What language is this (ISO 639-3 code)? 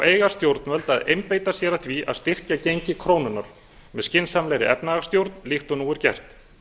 isl